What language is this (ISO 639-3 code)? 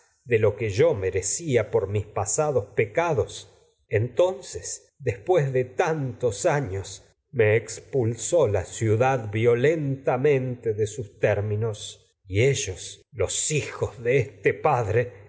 spa